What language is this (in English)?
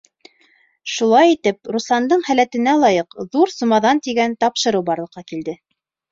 Bashkir